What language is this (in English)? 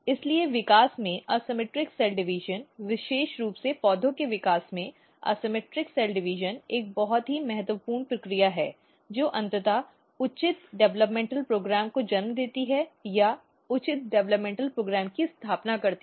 Hindi